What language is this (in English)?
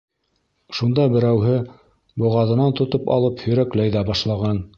Bashkir